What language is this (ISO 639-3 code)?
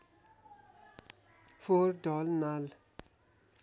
nep